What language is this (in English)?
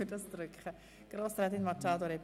Swiss German